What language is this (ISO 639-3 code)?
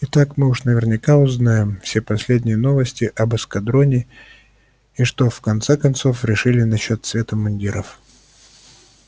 rus